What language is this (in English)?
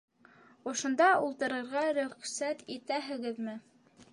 Bashkir